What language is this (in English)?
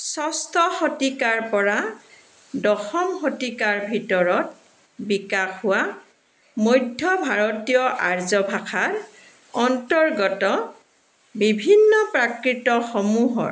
Assamese